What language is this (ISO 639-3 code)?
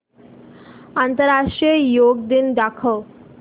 mar